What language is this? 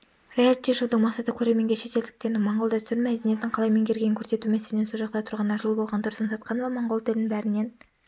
Kazakh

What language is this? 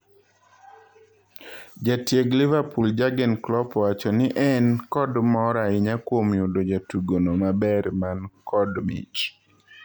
Luo (Kenya and Tanzania)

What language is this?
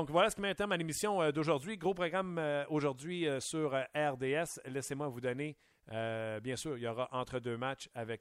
French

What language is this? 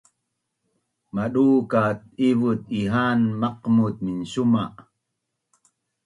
Bunun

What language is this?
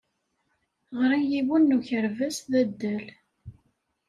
Kabyle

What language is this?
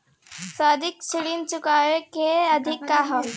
Bhojpuri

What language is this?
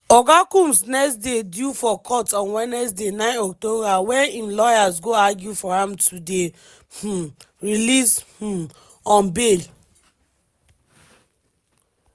Nigerian Pidgin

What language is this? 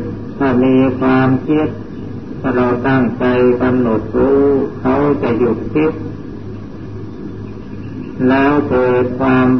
Thai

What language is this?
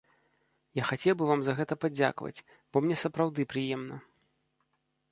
Belarusian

